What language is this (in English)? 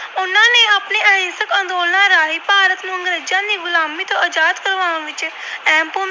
Punjabi